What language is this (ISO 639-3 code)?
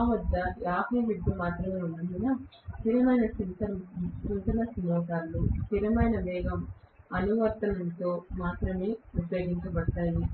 tel